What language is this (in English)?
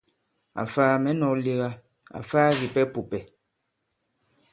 Bankon